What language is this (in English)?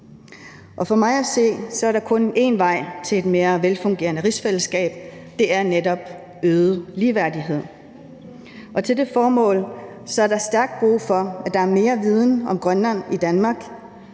Danish